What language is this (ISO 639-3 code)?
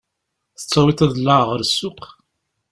kab